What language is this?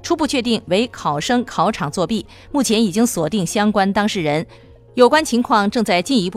Chinese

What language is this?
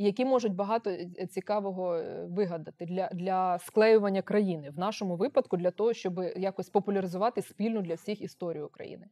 Ukrainian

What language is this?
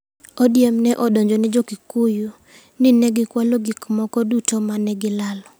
Luo (Kenya and Tanzania)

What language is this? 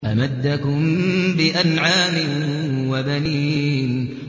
Arabic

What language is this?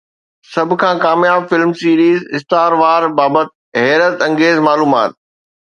Sindhi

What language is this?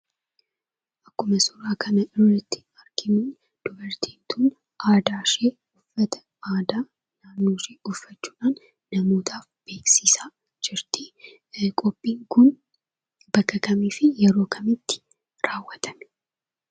Oromo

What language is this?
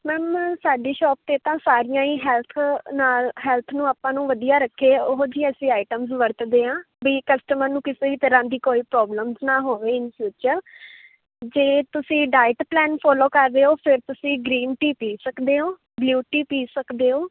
Punjabi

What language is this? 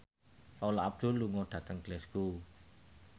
Javanese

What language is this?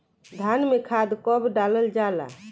Bhojpuri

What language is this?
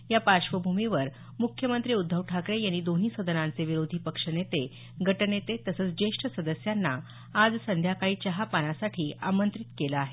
Marathi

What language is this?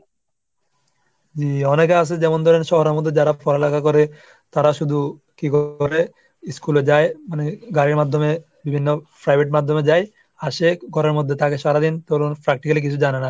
Bangla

